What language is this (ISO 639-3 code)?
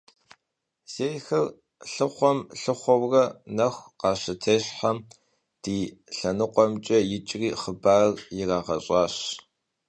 kbd